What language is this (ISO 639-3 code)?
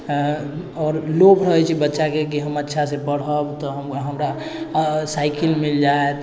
mai